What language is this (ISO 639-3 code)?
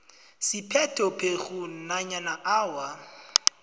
nbl